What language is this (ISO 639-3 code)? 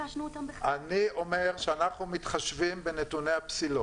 heb